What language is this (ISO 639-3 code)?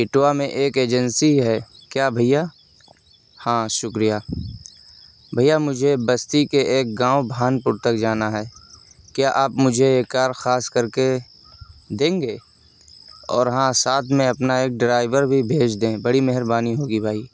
urd